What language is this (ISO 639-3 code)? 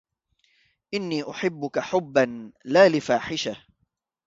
ara